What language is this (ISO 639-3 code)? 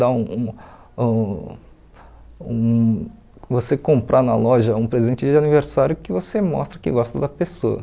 por